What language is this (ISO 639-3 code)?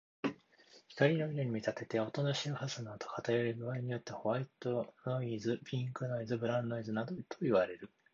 jpn